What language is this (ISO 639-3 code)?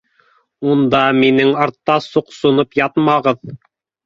bak